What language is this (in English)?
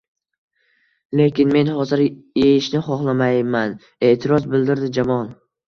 Uzbek